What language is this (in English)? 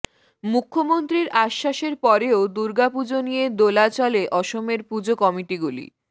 Bangla